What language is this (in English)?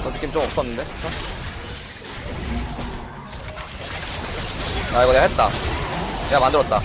Korean